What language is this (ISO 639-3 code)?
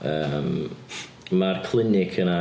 cym